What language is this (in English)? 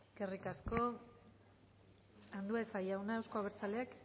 Basque